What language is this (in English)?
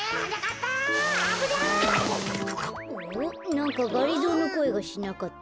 Japanese